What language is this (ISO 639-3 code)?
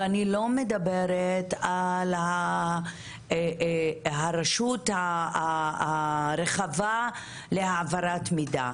heb